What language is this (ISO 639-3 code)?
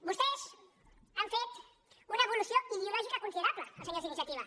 cat